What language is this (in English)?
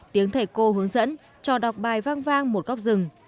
Vietnamese